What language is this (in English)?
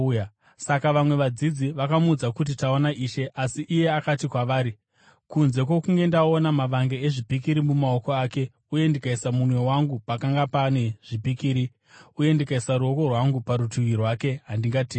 Shona